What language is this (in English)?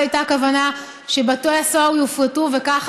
Hebrew